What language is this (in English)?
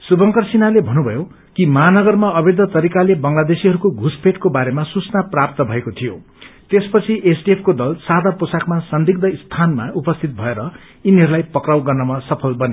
Nepali